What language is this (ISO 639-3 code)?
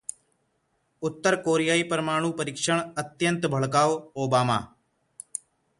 hin